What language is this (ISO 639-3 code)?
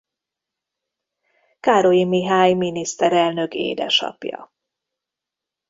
hun